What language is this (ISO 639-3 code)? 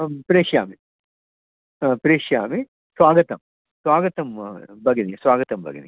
san